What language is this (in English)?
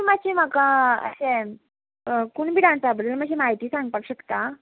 Konkani